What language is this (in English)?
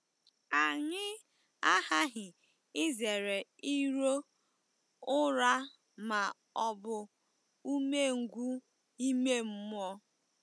Igbo